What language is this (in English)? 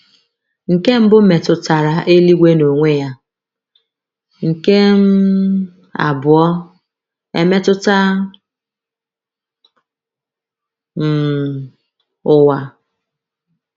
Igbo